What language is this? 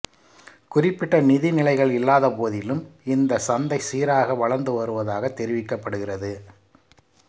Tamil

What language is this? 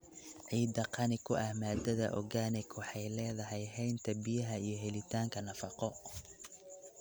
Somali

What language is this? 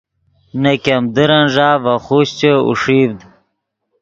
Yidgha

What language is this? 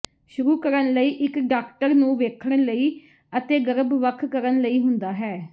Punjabi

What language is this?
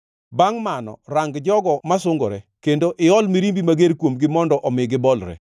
Luo (Kenya and Tanzania)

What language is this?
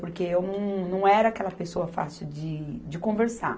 Portuguese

